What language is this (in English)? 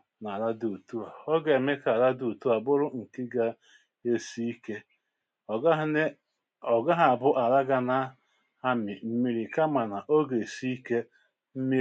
Igbo